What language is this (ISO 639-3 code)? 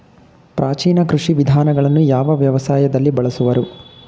kan